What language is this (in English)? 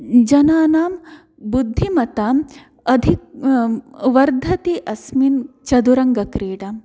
Sanskrit